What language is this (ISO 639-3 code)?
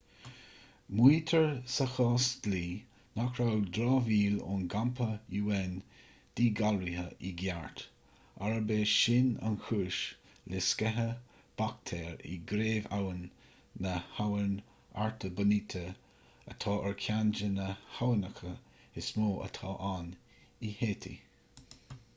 gle